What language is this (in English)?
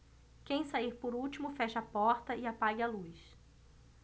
Portuguese